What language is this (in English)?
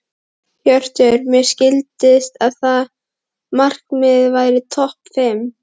Icelandic